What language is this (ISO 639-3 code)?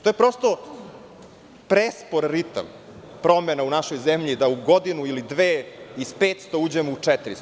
srp